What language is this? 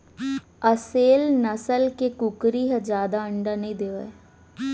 Chhattisgarhi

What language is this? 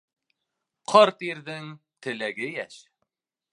Bashkir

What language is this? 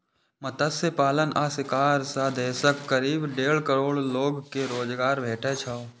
Maithili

